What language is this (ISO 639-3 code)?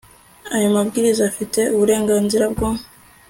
kin